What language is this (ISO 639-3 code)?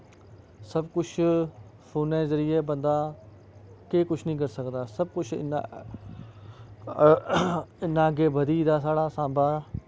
doi